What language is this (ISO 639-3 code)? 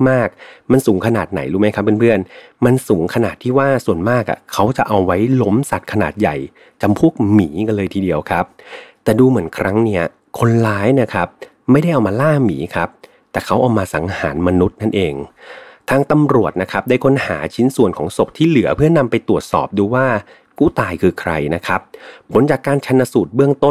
tha